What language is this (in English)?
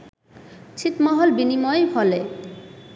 Bangla